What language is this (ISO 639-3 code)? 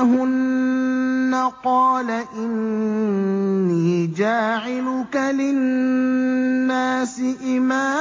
ara